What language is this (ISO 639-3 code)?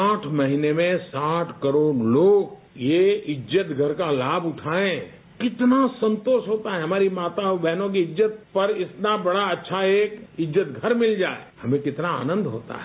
hin